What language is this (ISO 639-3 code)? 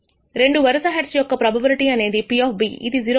tel